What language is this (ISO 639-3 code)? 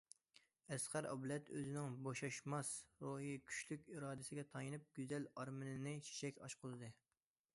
uig